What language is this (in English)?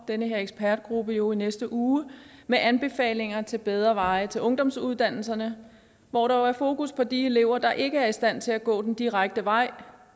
Danish